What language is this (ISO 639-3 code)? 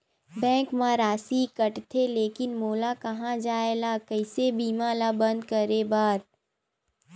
hne